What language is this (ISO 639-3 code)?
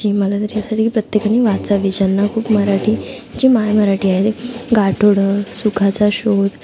mar